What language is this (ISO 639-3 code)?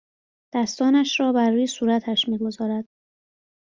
fas